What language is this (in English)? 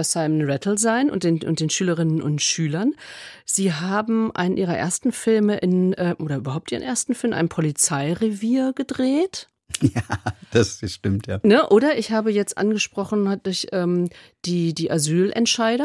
German